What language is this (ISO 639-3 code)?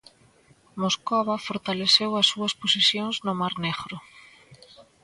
glg